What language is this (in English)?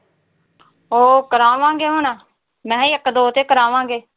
Punjabi